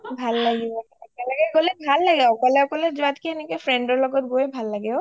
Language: Assamese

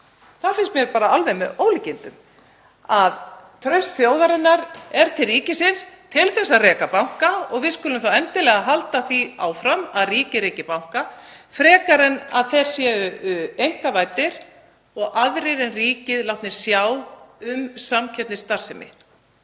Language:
Icelandic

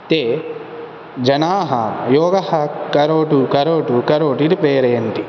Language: Sanskrit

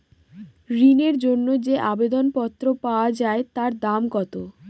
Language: Bangla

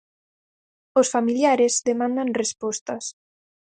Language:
Galician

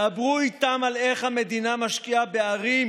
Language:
Hebrew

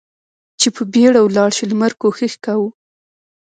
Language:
Pashto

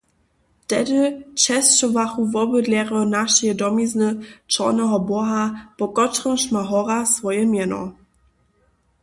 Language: Upper Sorbian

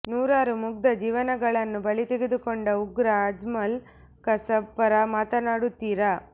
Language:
Kannada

